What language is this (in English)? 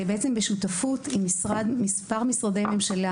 Hebrew